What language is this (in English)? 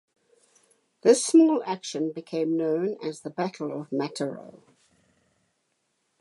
English